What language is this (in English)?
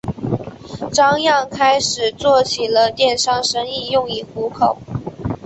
Chinese